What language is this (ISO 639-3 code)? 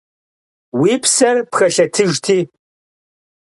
kbd